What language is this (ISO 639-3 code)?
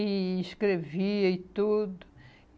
por